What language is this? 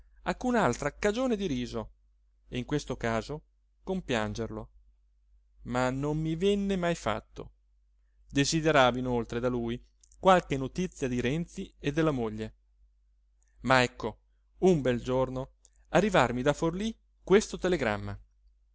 Italian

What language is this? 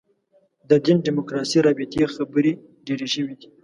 Pashto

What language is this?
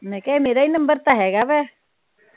Punjabi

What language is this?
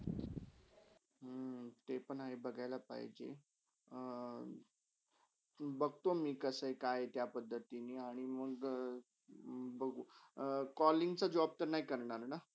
Marathi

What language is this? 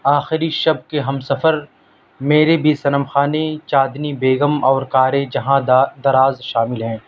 Urdu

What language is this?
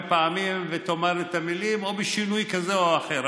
Hebrew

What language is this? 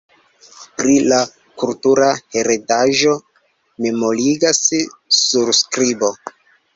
Esperanto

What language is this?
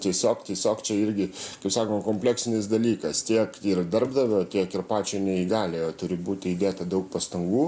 Lithuanian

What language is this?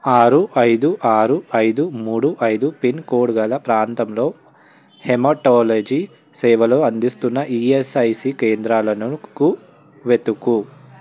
Telugu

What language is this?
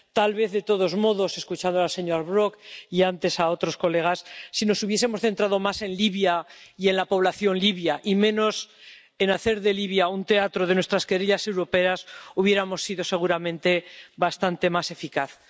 Spanish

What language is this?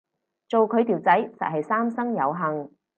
Cantonese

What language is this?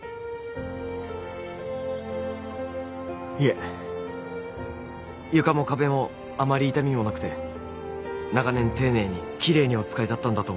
Japanese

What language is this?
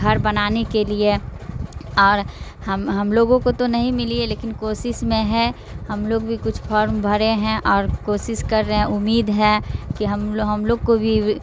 Urdu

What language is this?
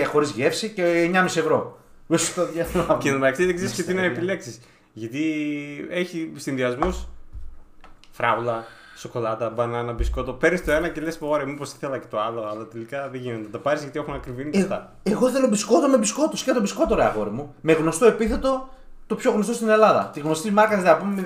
Greek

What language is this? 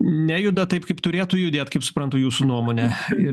Lithuanian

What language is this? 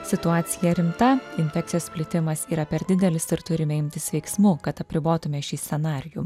Lithuanian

